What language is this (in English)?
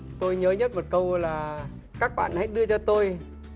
Vietnamese